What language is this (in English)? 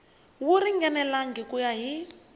Tsonga